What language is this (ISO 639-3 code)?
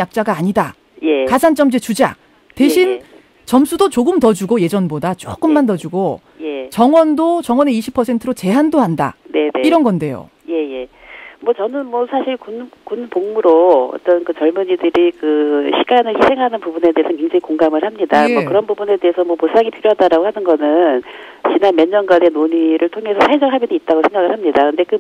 kor